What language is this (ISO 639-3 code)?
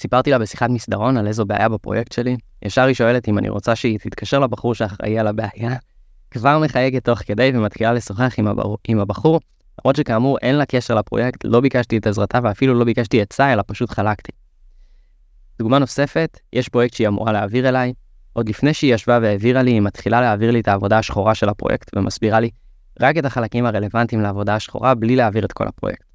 heb